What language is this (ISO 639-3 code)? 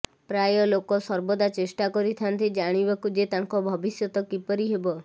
ori